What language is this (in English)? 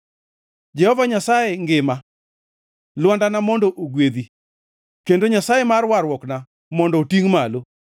Luo (Kenya and Tanzania)